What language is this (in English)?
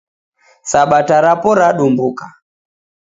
Taita